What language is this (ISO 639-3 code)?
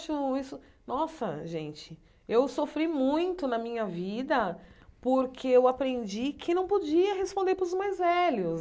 por